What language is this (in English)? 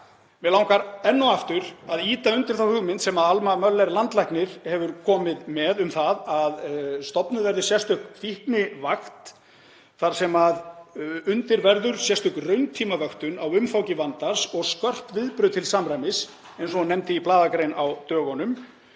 Icelandic